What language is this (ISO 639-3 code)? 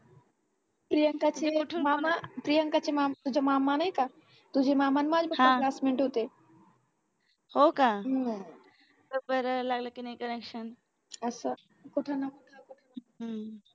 mar